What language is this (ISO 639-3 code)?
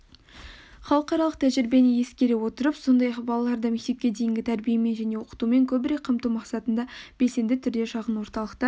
kaz